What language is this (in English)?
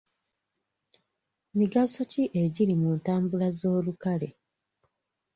Ganda